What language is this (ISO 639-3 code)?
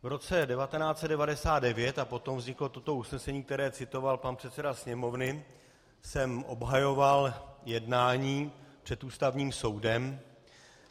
ces